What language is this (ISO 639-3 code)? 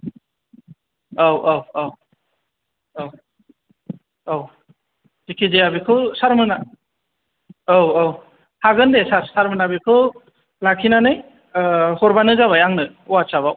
brx